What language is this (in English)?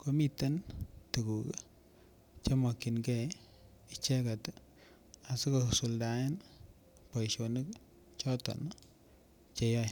Kalenjin